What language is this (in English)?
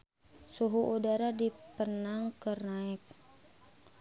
Sundanese